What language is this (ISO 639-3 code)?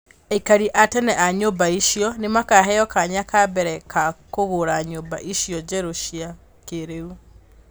kik